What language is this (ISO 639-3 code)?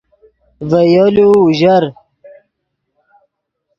ydg